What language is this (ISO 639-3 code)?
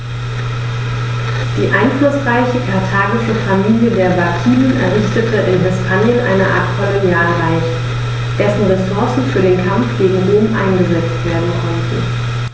deu